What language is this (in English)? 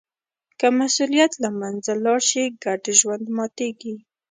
Pashto